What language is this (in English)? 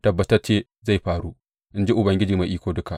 Hausa